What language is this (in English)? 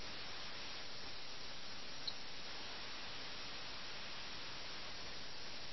Malayalam